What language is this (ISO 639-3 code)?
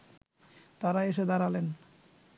ben